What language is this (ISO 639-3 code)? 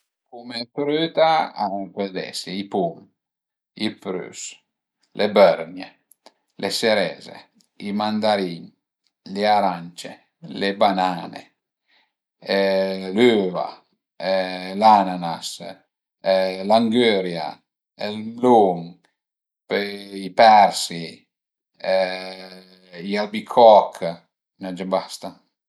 pms